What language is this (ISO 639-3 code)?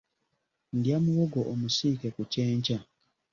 lug